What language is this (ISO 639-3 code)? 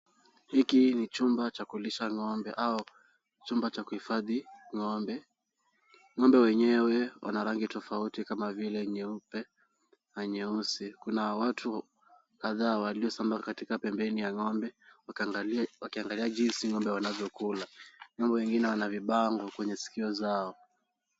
swa